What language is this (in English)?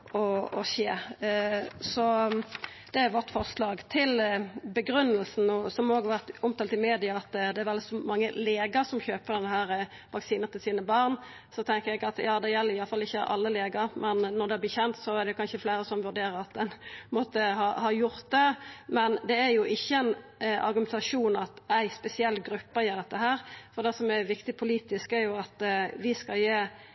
Norwegian Nynorsk